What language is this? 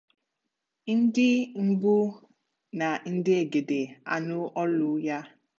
Igbo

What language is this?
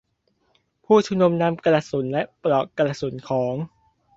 Thai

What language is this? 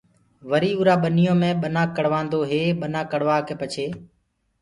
Gurgula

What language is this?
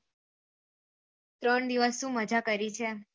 Gujarati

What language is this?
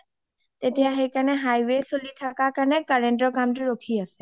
Assamese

